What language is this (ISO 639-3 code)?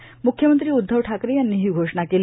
mar